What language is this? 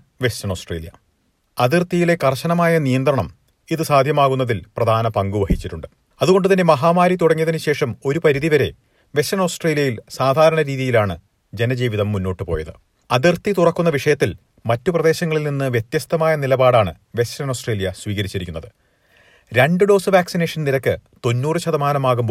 Malayalam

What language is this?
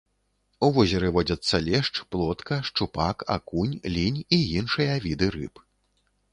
Belarusian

